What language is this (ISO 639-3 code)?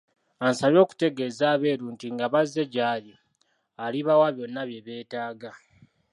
lug